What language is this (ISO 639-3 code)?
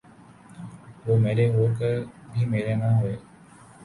urd